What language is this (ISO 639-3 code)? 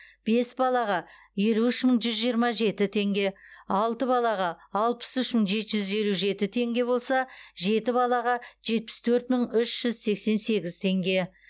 kaz